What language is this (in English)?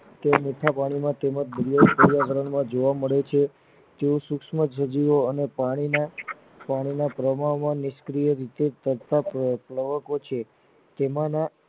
Gujarati